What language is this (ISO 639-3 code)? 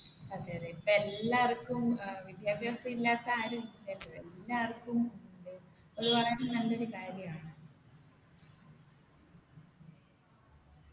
mal